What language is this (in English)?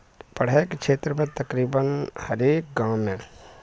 Maithili